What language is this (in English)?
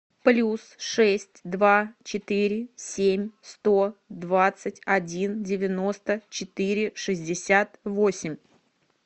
Russian